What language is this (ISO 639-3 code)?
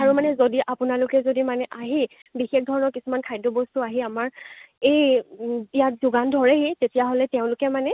asm